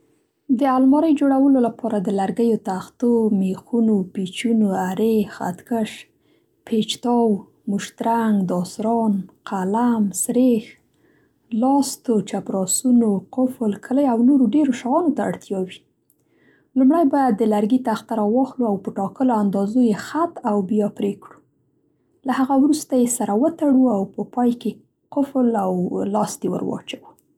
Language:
Central Pashto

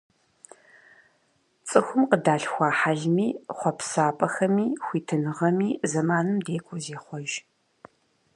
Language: Kabardian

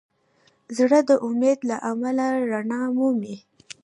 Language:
Pashto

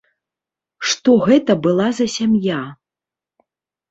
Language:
Belarusian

